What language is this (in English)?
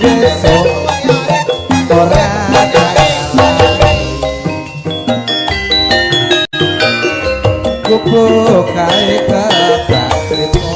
Indonesian